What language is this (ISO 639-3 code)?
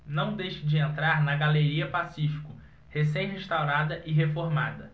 por